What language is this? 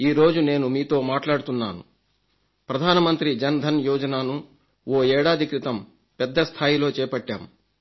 Telugu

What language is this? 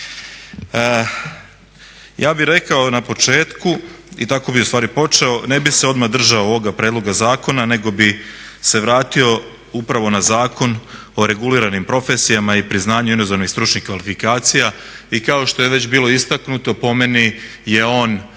Croatian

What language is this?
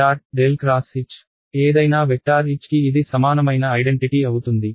Telugu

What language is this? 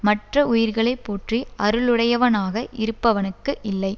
Tamil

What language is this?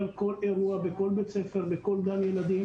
Hebrew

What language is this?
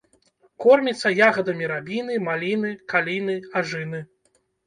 Belarusian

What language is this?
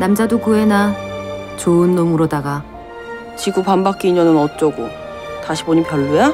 Korean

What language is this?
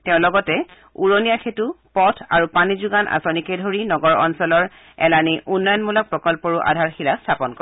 Assamese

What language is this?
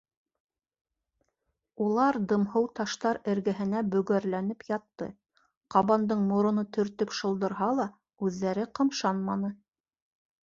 Bashkir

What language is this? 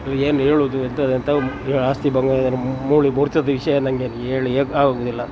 Kannada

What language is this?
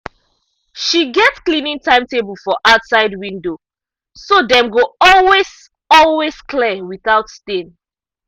Nigerian Pidgin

